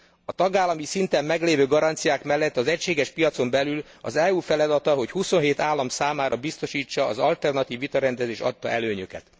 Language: Hungarian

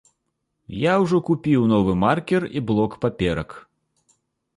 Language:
Belarusian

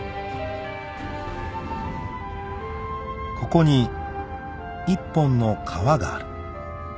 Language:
Japanese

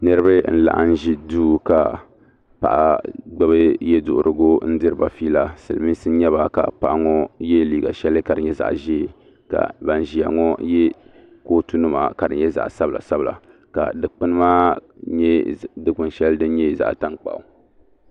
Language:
Dagbani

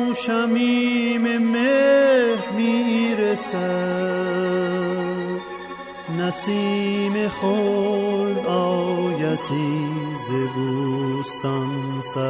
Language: Persian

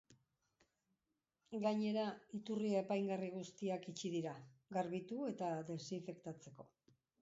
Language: Basque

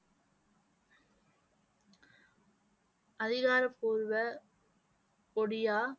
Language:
Tamil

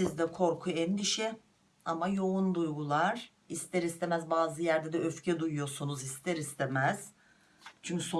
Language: Turkish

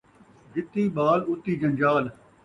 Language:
Saraiki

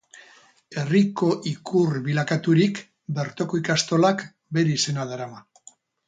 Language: Basque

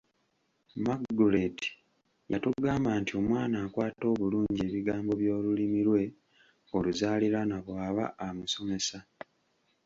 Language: Ganda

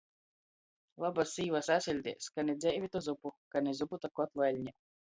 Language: Latgalian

